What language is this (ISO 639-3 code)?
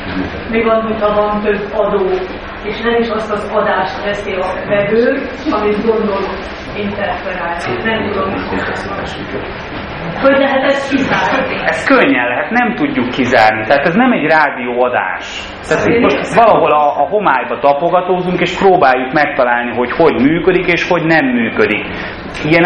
hun